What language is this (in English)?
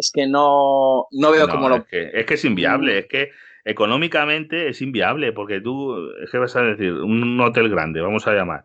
Spanish